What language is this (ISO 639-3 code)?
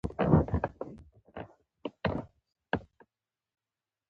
pus